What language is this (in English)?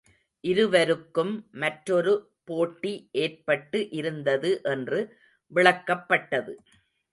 Tamil